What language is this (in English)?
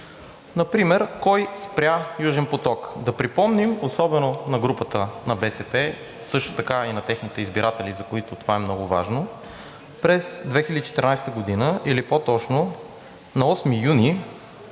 Bulgarian